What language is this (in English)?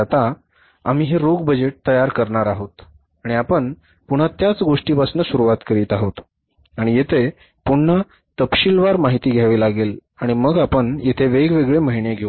Marathi